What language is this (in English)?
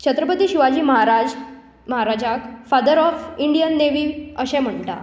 Konkani